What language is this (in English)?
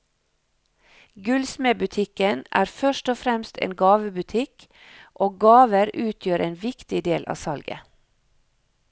Norwegian